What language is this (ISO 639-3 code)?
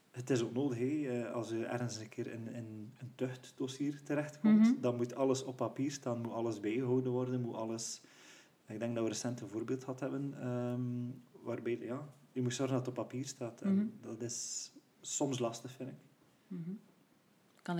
nld